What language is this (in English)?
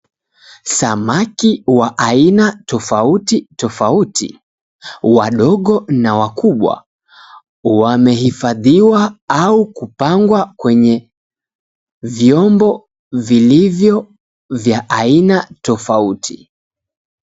Swahili